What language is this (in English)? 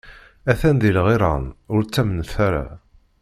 Kabyle